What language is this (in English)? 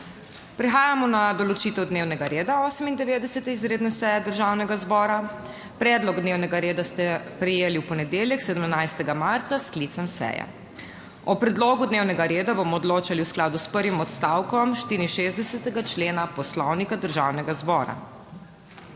Slovenian